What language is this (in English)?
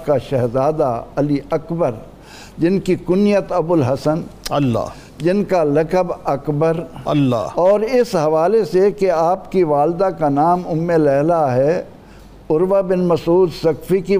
Urdu